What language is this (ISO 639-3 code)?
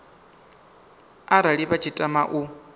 ven